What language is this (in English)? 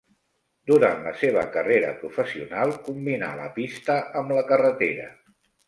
Catalan